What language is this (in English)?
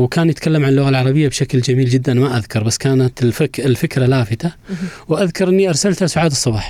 Arabic